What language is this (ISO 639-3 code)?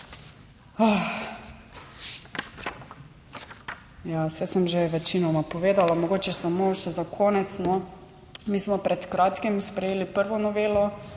slv